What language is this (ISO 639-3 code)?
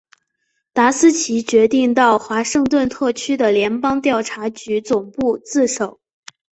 zho